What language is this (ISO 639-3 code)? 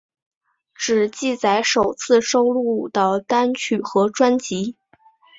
zho